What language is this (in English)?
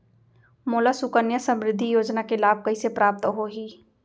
Chhattisgarhi